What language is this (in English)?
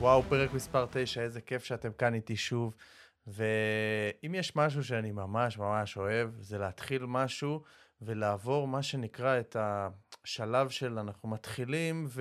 Hebrew